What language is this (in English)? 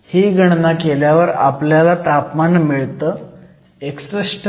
Marathi